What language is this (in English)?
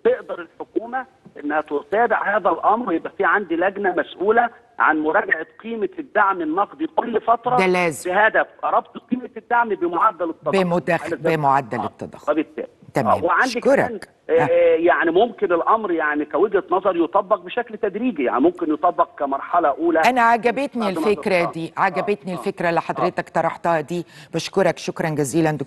Arabic